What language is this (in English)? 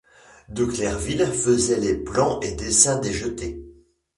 French